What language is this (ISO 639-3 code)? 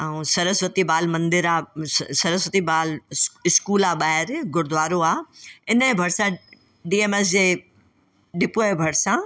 snd